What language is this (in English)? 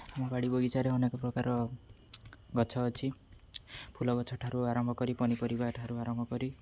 Odia